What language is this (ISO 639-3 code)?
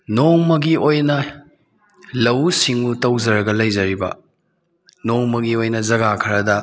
mni